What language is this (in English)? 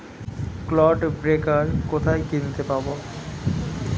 Bangla